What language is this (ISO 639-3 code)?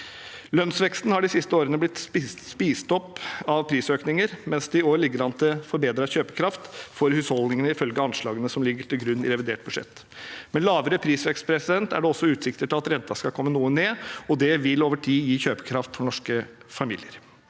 nor